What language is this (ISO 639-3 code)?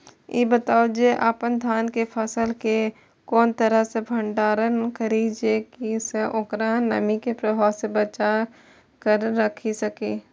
mai